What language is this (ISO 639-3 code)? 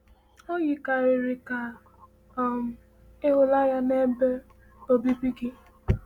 ibo